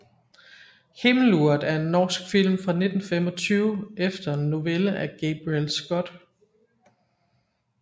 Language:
Danish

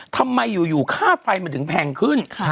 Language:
Thai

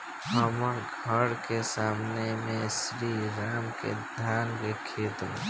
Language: Bhojpuri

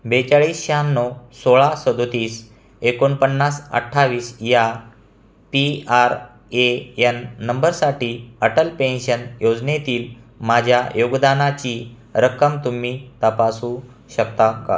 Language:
Marathi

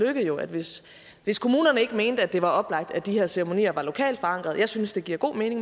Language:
Danish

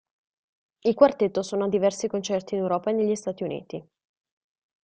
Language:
Italian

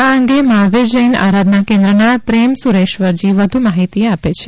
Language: Gujarati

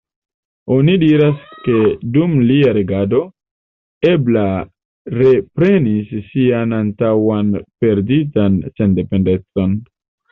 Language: Esperanto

